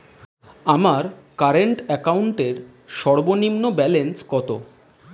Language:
Bangla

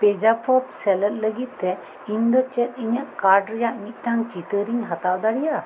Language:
Santali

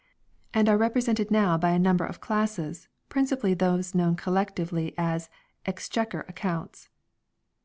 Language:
English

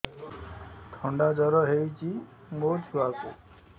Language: Odia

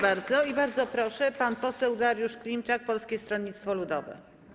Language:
Polish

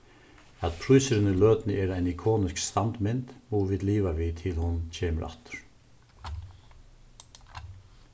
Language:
Faroese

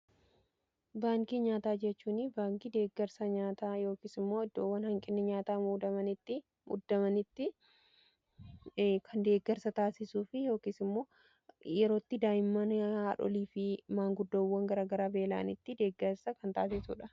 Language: Oromo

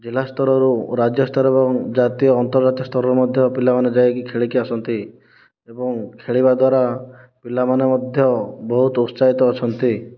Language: Odia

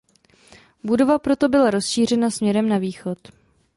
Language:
Czech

